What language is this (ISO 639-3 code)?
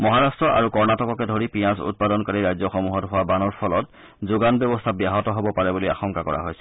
asm